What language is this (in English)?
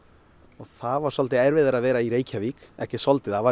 Icelandic